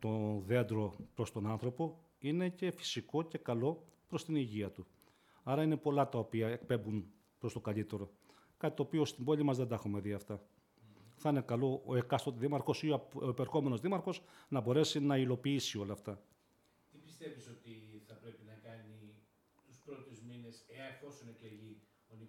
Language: Greek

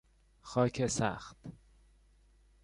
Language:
Persian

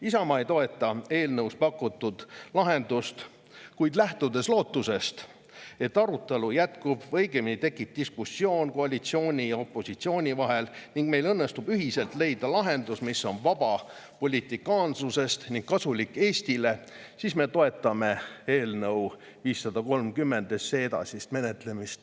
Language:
Estonian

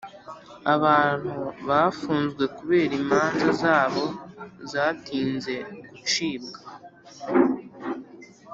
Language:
Kinyarwanda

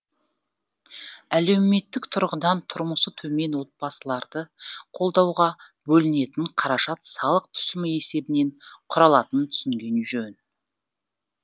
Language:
Kazakh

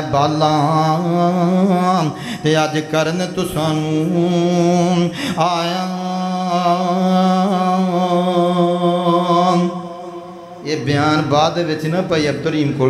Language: Romanian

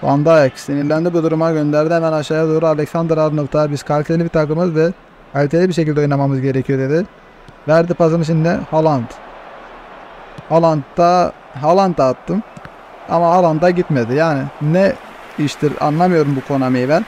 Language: Turkish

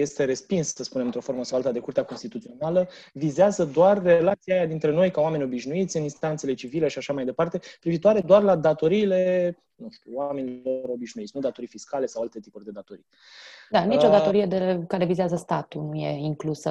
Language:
Romanian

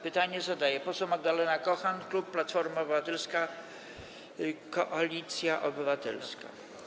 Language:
Polish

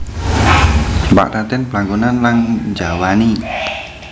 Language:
Javanese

